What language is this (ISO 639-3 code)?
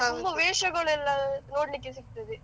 kan